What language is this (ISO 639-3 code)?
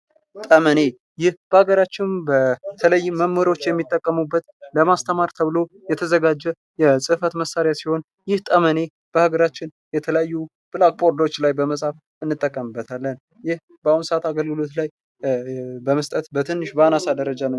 amh